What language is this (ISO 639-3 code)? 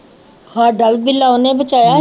pan